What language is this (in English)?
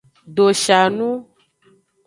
Aja (Benin)